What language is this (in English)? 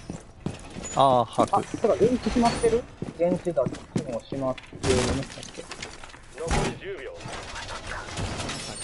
Japanese